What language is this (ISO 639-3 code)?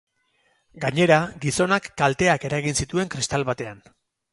eus